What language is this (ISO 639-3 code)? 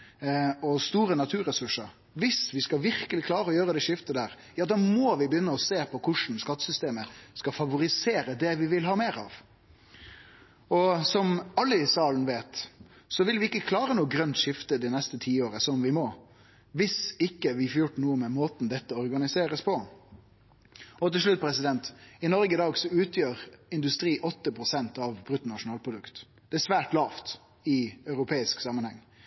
nno